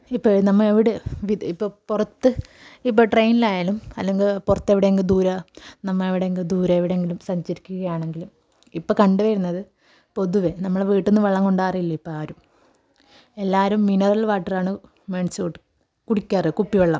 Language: Malayalam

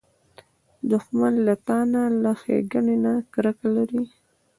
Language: Pashto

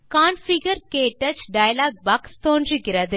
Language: Tamil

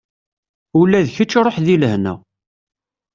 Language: Kabyle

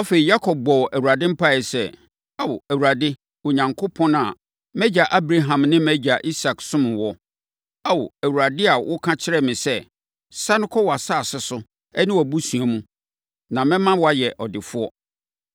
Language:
Akan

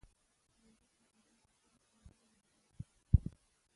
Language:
Pashto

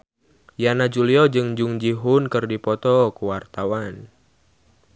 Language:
Sundanese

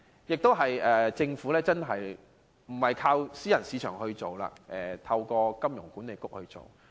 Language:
Cantonese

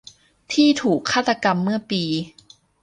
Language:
Thai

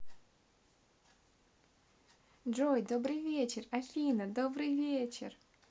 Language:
Russian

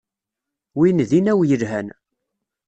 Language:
Kabyle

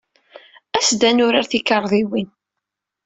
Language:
Kabyle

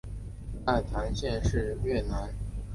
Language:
Chinese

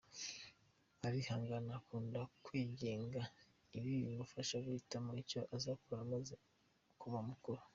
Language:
Kinyarwanda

